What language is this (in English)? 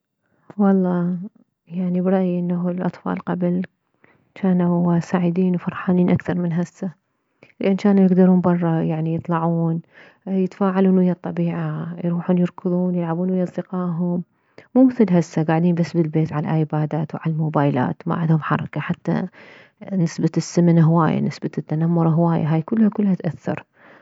Mesopotamian Arabic